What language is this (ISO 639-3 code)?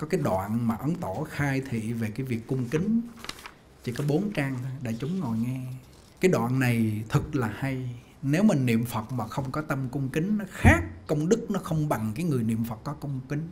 vie